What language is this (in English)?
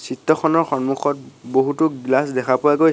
Assamese